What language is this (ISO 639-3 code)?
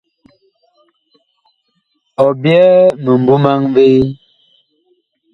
bkh